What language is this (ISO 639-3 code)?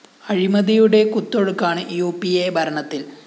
mal